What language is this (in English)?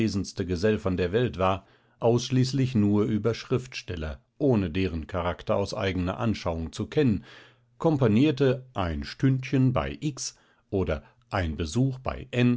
German